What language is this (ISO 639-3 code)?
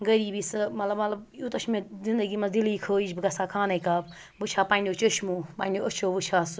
kas